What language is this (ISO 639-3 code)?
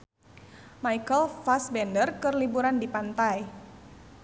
sun